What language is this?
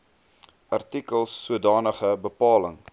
Afrikaans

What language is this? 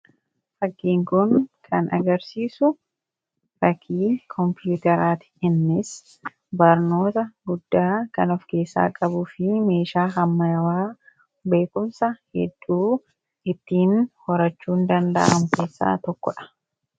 Oromo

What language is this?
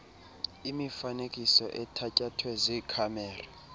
Xhosa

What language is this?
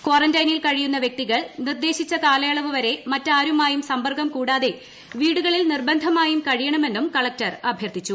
Malayalam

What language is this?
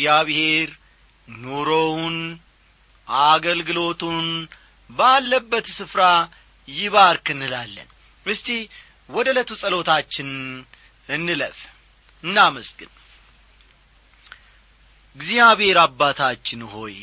Amharic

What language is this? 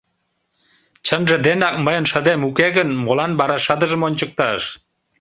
Mari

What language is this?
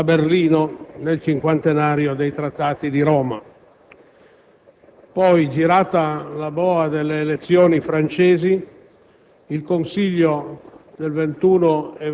Italian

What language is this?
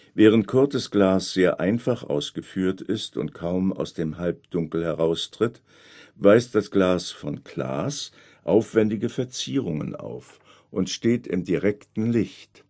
German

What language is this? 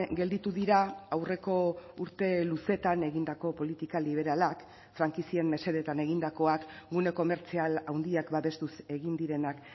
Basque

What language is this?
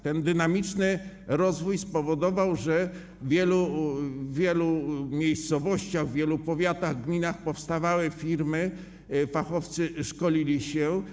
Polish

